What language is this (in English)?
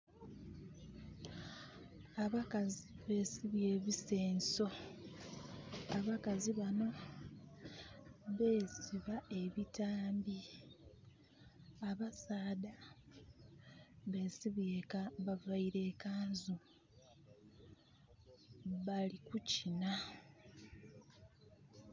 Soga